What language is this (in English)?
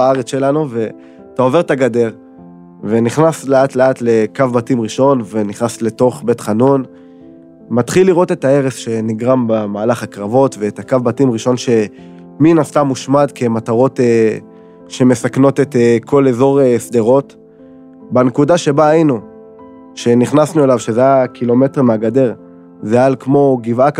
Hebrew